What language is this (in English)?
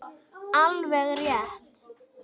Icelandic